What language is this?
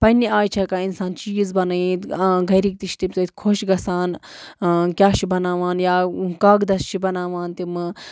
Kashmiri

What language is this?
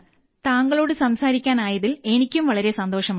Malayalam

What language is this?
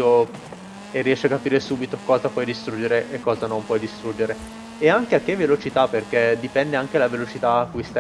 Italian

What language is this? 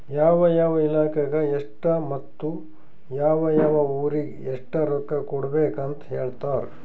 Kannada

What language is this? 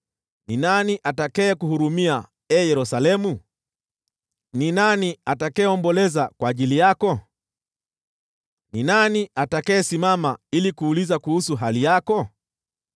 Swahili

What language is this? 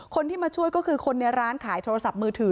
Thai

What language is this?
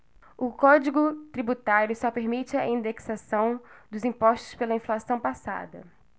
Portuguese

